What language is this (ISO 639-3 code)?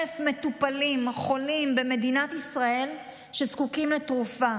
heb